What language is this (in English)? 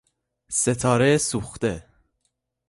Persian